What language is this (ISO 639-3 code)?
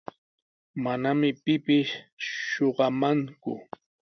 qws